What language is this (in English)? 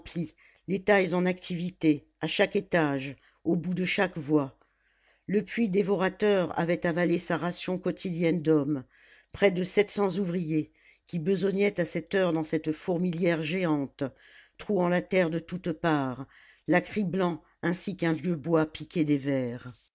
French